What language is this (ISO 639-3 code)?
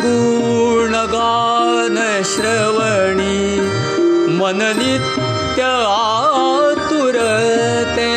mar